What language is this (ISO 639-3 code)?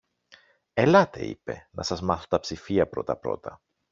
ell